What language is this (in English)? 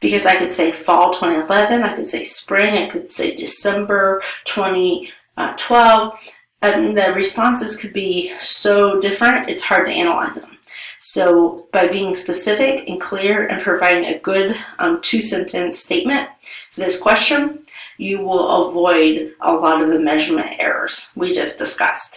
English